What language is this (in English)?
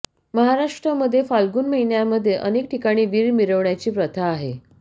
Marathi